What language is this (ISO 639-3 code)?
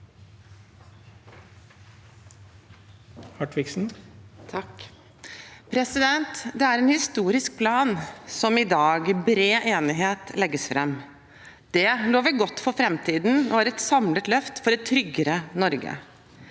nor